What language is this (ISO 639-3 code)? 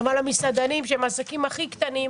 heb